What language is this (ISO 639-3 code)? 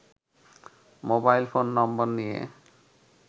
ben